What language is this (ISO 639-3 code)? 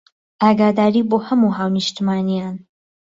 ckb